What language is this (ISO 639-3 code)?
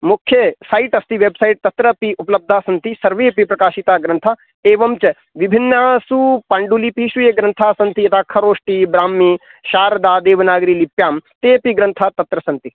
san